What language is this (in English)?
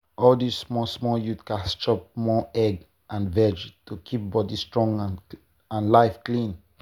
Nigerian Pidgin